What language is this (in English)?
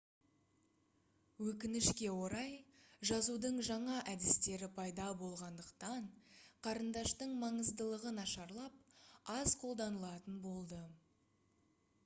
Kazakh